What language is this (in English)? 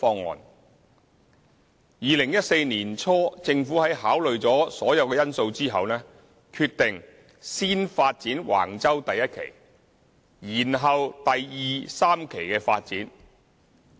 Cantonese